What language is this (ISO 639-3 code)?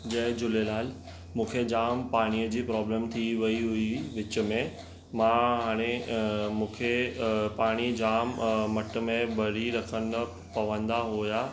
snd